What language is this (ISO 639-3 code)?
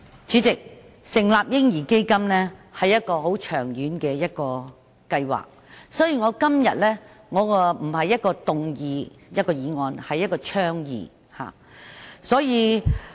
yue